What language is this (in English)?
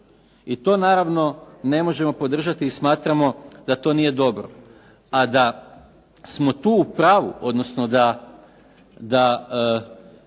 Croatian